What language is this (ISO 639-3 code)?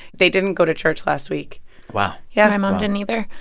eng